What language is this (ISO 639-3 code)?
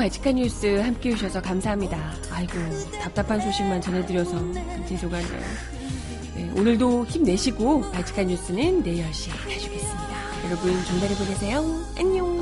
kor